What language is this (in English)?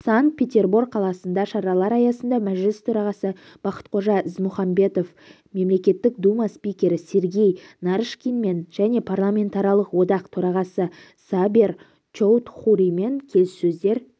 Kazakh